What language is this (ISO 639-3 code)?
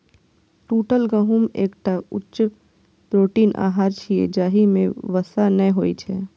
mai